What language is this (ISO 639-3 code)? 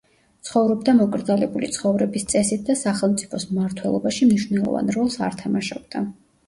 kat